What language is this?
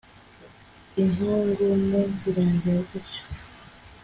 Kinyarwanda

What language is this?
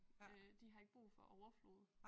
Danish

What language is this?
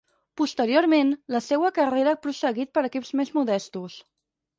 Catalan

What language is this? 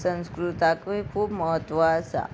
Konkani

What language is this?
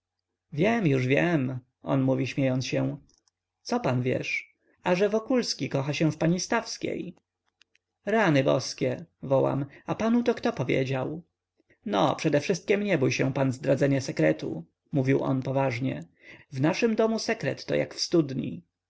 Polish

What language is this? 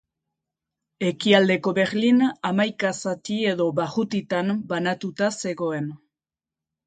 Basque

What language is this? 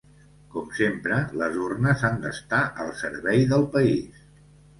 Catalan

